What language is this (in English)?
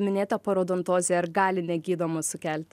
Lithuanian